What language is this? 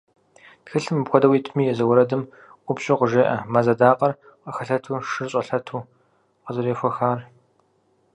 Kabardian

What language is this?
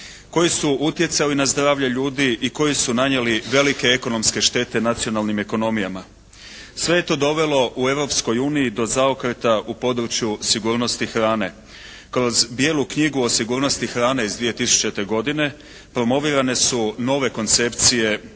Croatian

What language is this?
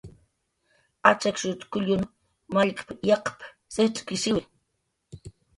Jaqaru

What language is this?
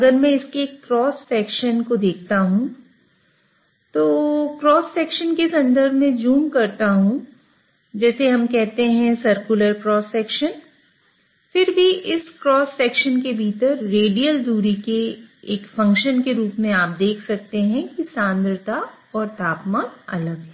Hindi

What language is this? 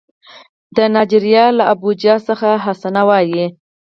Pashto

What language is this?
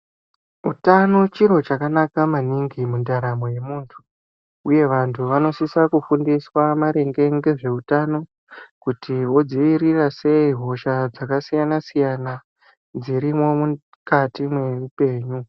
Ndau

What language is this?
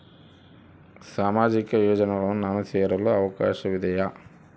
Kannada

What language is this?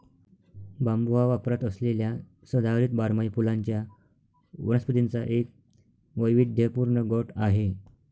Marathi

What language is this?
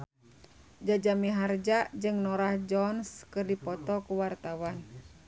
Sundanese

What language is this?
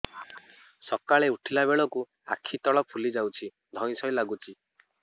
Odia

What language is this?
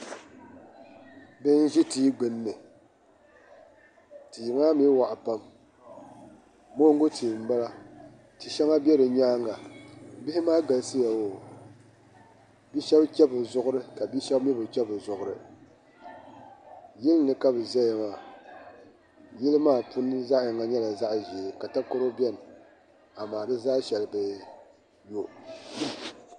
Dagbani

